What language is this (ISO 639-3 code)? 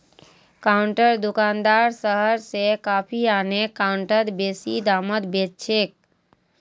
mag